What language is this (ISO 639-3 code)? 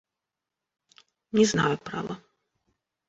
rus